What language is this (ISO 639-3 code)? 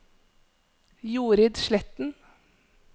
nor